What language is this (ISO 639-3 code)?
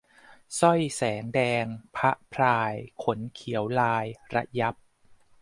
tha